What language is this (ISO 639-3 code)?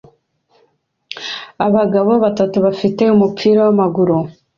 kin